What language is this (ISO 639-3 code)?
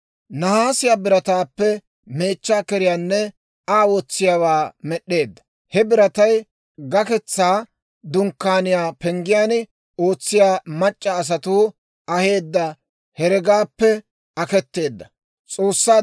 dwr